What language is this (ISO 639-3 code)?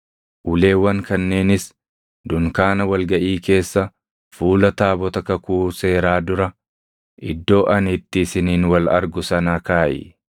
orm